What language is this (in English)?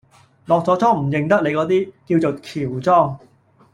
Cantonese